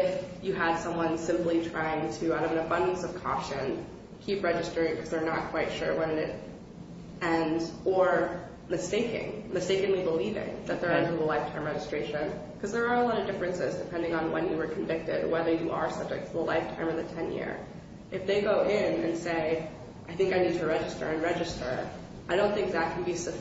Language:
English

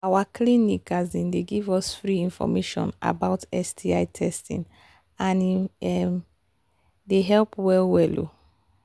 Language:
Nigerian Pidgin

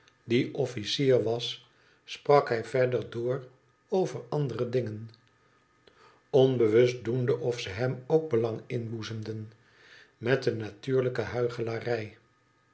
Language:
Dutch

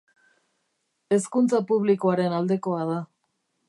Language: Basque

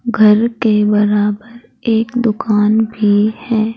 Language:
Hindi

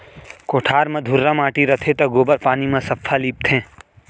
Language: Chhattisgarhi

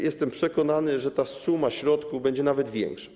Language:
Polish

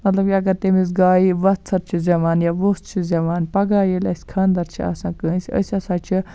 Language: Kashmiri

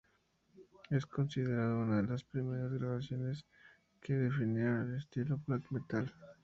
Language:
Spanish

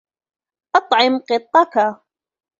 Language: Arabic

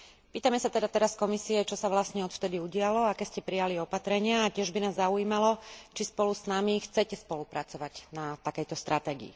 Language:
Slovak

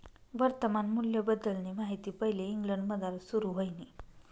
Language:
Marathi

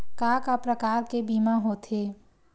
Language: Chhattisgarhi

